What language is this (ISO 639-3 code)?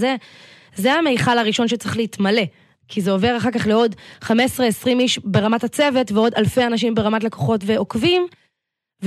heb